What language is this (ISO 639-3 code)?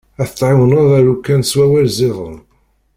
kab